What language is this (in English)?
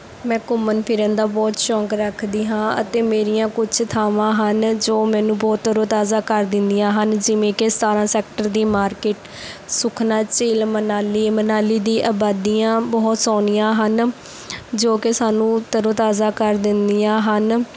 Punjabi